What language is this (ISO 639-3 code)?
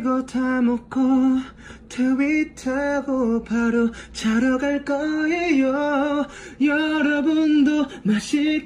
kor